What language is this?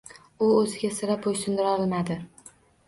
Uzbek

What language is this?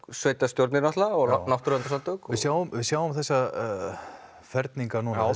Icelandic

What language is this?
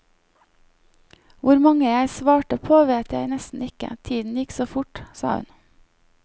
Norwegian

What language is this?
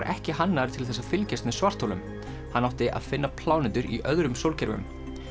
Icelandic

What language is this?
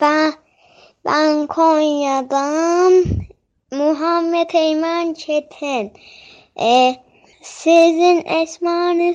Turkish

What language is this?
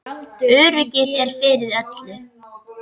Icelandic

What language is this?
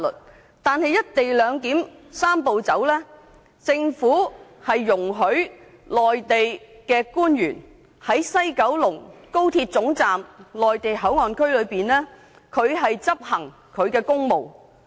Cantonese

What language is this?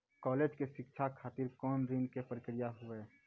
Maithili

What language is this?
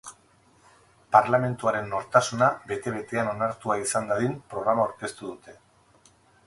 Basque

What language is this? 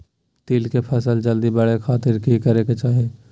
Magahi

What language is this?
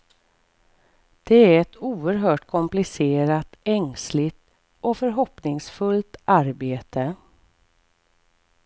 Swedish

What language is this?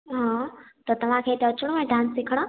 Sindhi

